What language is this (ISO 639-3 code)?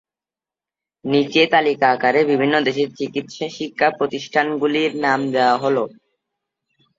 ben